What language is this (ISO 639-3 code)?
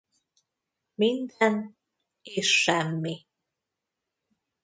hun